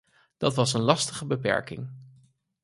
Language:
Dutch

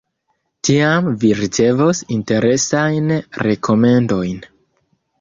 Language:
Esperanto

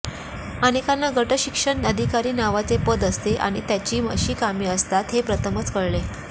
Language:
Marathi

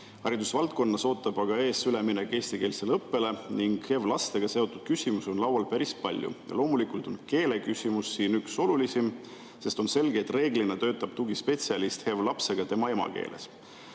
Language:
Estonian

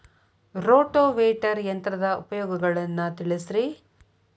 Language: Kannada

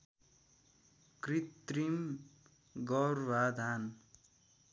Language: Nepali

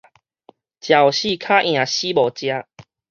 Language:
Min Nan Chinese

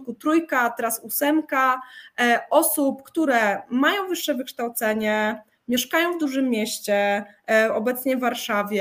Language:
Polish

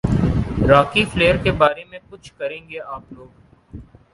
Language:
Urdu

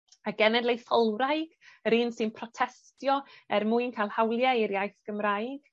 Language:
Welsh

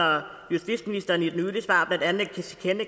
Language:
Danish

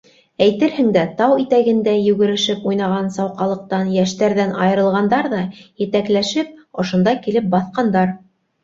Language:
Bashkir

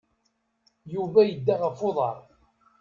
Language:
Kabyle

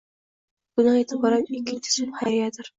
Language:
Uzbek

